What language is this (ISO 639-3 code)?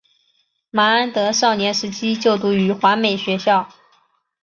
zho